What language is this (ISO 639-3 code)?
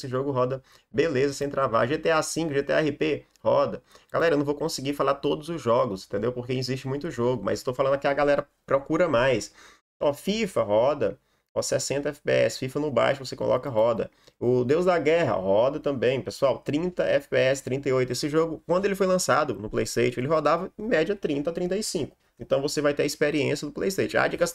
por